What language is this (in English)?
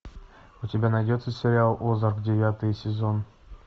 Russian